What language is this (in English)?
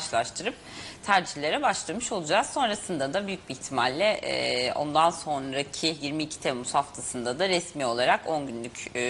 Turkish